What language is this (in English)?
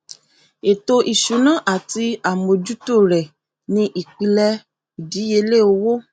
Yoruba